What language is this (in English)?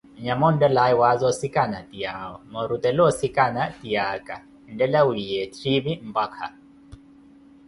Koti